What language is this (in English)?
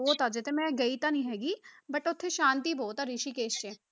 Punjabi